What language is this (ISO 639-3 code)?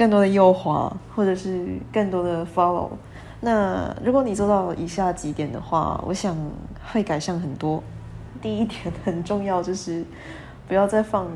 zho